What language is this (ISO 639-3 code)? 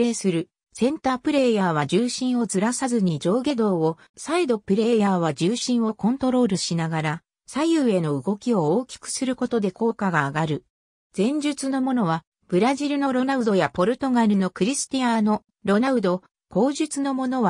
jpn